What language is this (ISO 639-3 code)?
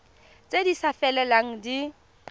tsn